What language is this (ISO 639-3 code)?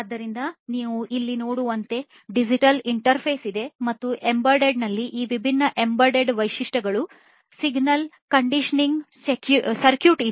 kan